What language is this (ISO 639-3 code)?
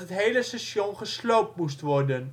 nld